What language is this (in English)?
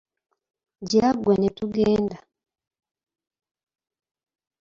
Ganda